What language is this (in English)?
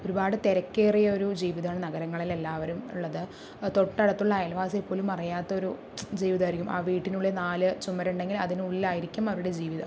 Malayalam